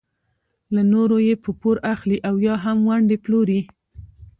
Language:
Pashto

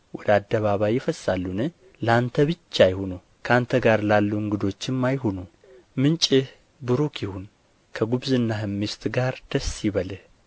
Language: Amharic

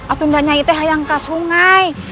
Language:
Indonesian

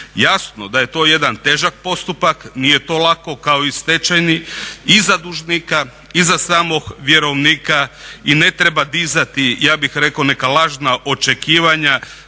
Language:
Croatian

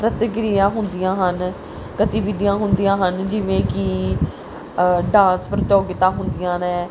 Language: Punjabi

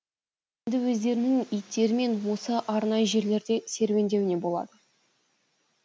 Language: Kazakh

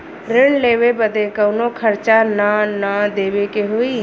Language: Bhojpuri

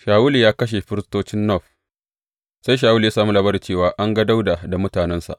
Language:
Hausa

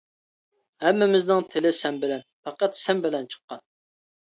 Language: Uyghur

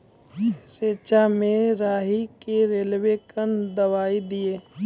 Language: Maithili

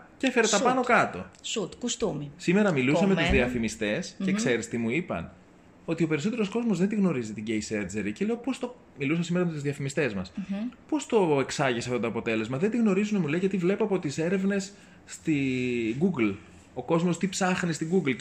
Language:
Greek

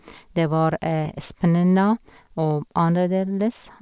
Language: Norwegian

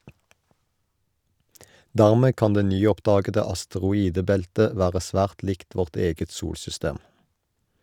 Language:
Norwegian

